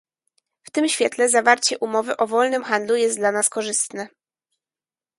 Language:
Polish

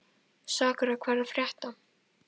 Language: Icelandic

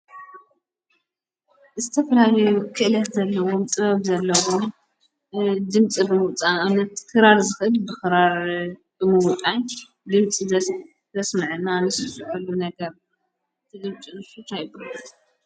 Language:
Tigrinya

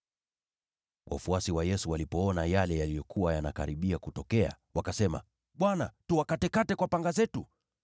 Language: Swahili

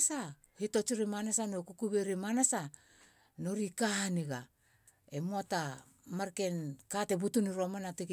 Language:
Halia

